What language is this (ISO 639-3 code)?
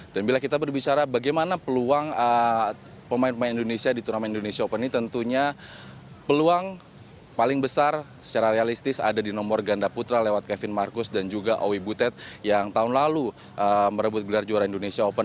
ind